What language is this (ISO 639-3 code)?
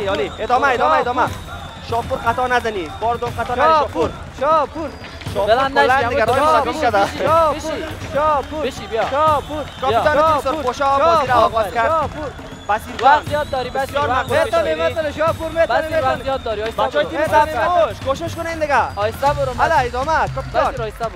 fas